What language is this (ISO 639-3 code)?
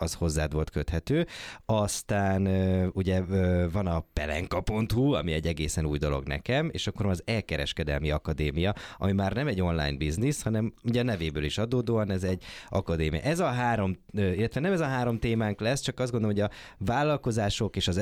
hun